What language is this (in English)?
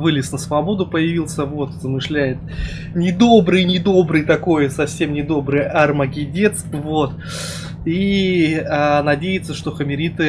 Russian